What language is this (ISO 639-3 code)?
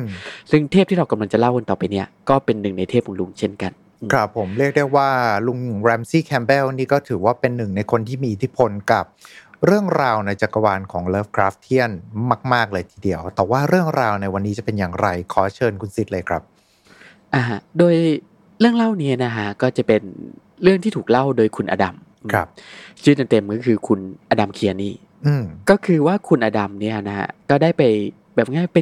tha